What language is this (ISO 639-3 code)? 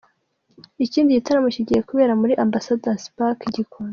kin